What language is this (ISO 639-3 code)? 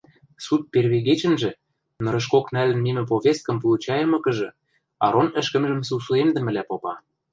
mrj